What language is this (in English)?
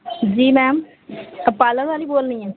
Urdu